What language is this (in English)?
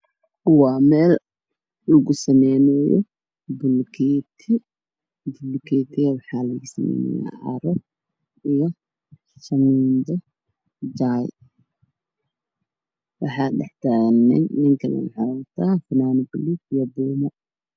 Somali